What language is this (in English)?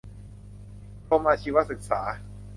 Thai